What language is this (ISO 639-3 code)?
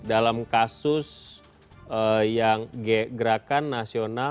ind